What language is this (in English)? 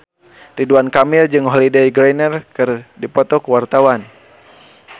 Sundanese